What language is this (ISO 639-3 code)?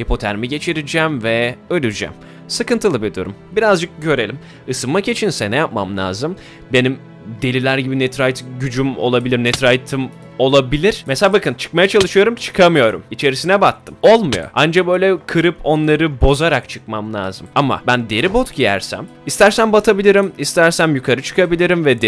tur